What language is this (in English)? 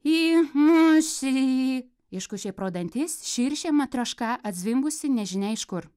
Lithuanian